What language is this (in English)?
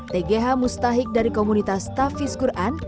Indonesian